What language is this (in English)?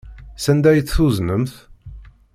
Kabyle